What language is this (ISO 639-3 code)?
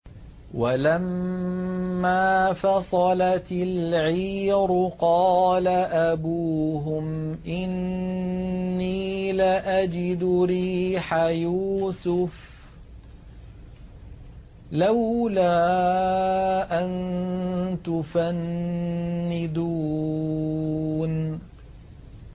ara